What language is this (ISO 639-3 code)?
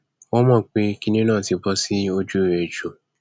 yor